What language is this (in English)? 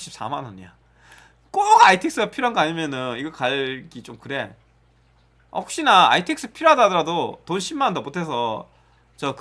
Korean